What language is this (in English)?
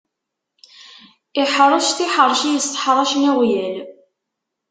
Kabyle